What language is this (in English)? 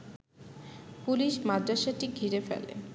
Bangla